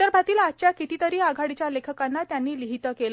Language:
Marathi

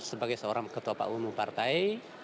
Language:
Indonesian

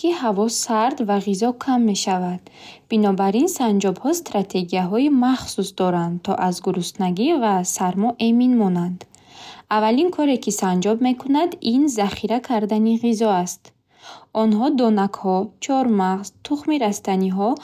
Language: Bukharic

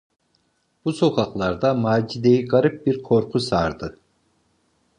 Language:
Turkish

